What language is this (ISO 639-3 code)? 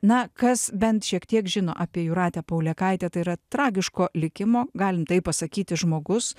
lit